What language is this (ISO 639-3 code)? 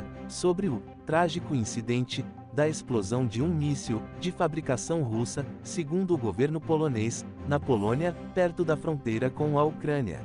por